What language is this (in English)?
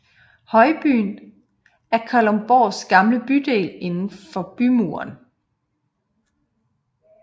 Danish